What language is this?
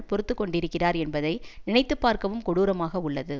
Tamil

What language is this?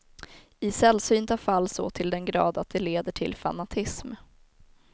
Swedish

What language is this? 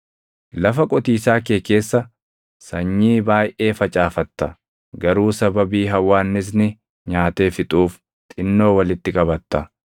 Oromo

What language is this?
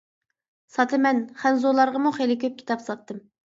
Uyghur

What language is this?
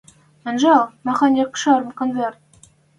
Western Mari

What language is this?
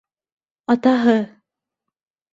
Bashkir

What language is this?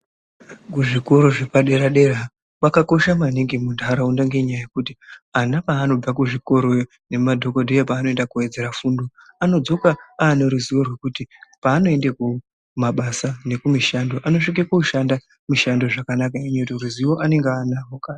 Ndau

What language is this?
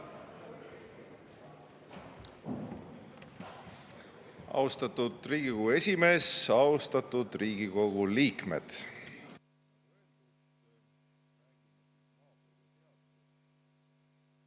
Estonian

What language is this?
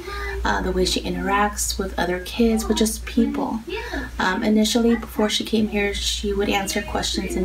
English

